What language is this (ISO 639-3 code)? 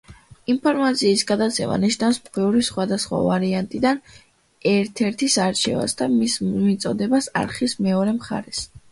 kat